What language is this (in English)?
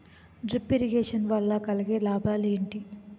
Telugu